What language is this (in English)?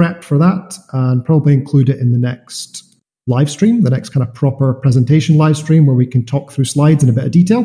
English